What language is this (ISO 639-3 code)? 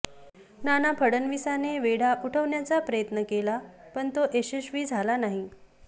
mar